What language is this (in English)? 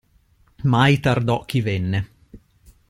Italian